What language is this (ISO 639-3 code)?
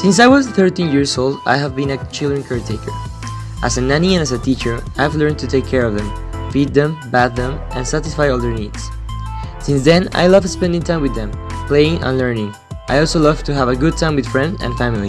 eng